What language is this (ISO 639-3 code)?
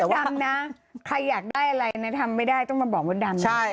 tha